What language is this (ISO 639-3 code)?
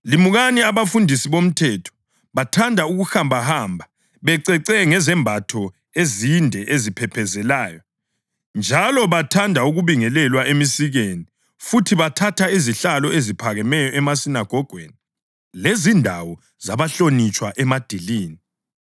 nde